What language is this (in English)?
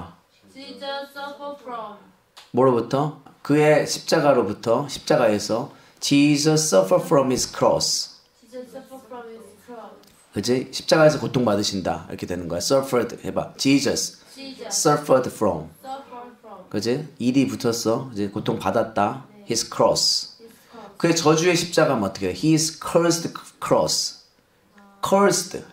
Korean